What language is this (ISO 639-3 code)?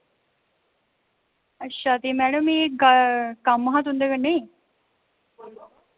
doi